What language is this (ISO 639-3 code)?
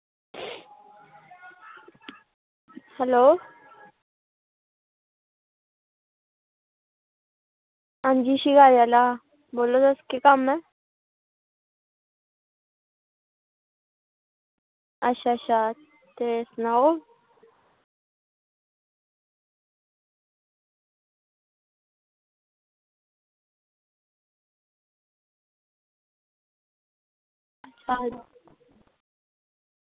doi